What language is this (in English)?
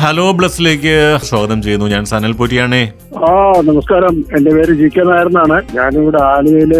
Malayalam